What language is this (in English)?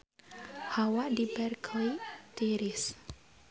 Sundanese